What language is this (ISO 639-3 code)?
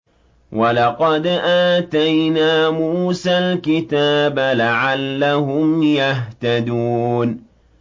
ara